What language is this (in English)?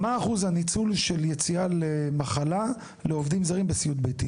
Hebrew